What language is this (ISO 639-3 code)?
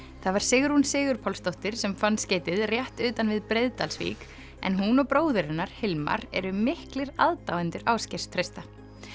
isl